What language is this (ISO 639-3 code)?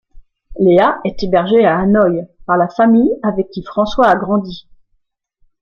fra